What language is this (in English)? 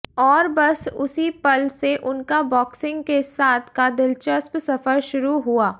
Hindi